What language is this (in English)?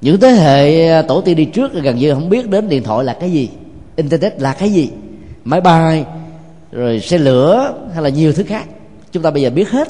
Vietnamese